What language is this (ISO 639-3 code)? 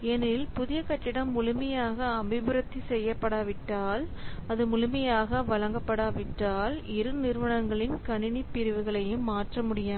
tam